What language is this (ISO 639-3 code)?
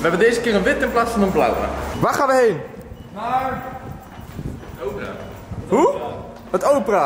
nld